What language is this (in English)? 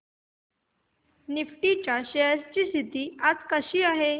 Marathi